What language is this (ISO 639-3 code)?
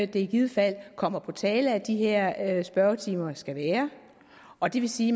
dan